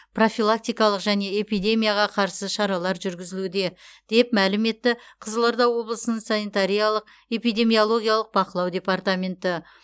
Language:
Kazakh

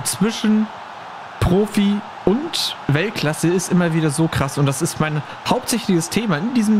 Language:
German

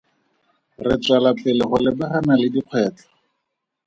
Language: Tswana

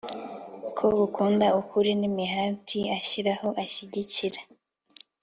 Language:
Kinyarwanda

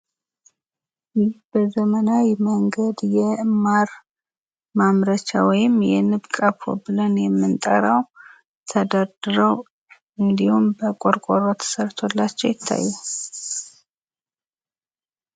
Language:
Amharic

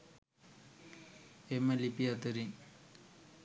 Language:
Sinhala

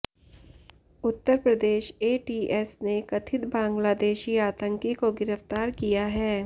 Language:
Hindi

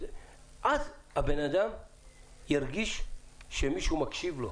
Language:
Hebrew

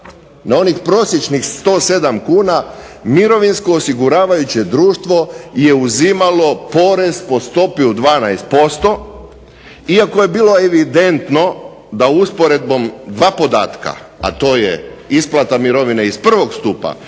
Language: Croatian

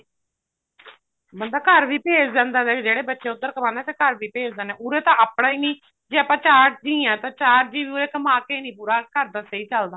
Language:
Punjabi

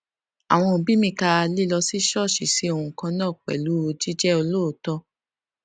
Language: Yoruba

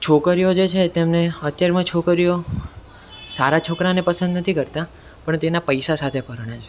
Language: Gujarati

